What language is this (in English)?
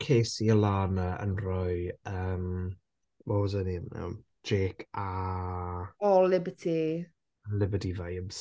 Welsh